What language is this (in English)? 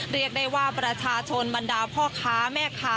Thai